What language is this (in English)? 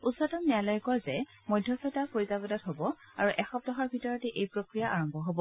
Assamese